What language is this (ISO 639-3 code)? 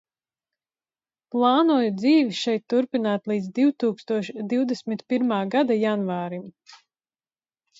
lav